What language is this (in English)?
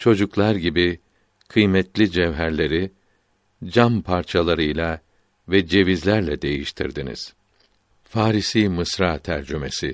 Turkish